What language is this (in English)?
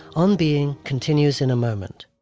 English